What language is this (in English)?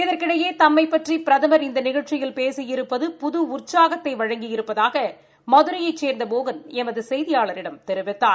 Tamil